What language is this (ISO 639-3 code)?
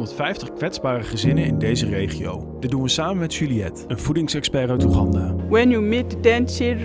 nld